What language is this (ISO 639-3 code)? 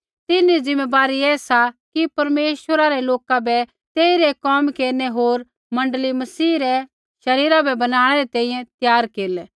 kfx